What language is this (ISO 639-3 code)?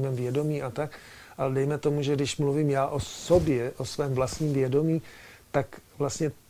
ces